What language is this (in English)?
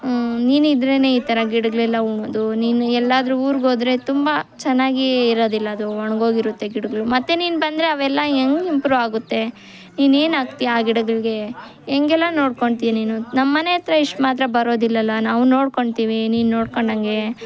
Kannada